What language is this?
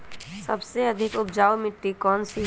Magahi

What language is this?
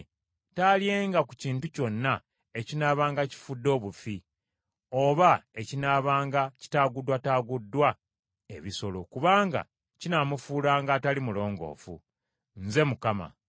Ganda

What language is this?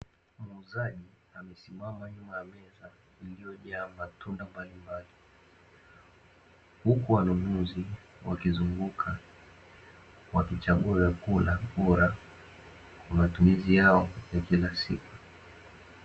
Swahili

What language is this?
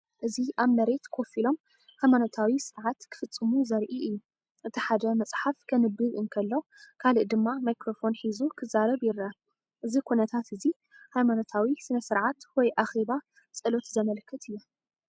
Tigrinya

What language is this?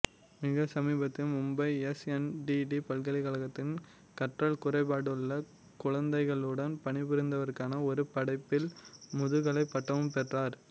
Tamil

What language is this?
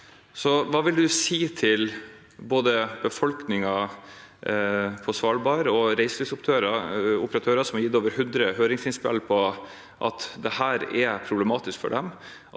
Norwegian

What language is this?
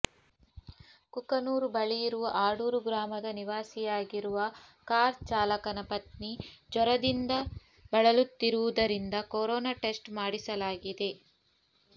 Kannada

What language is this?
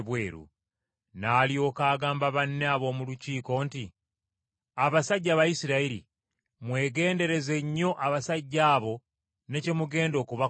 Ganda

